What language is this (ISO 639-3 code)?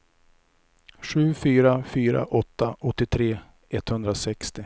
swe